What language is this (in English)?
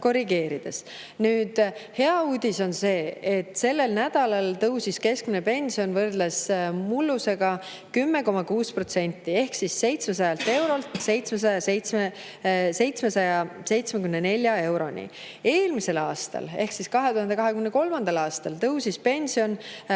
Estonian